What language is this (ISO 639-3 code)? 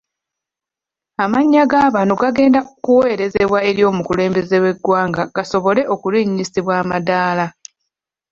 lug